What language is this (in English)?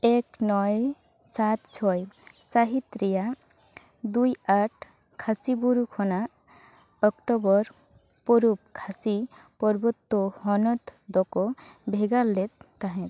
Santali